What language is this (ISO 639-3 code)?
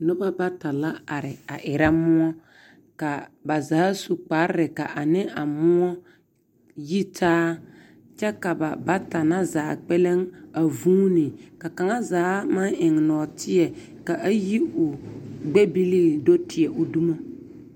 dga